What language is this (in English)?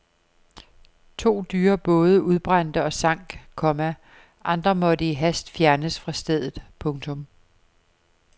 Danish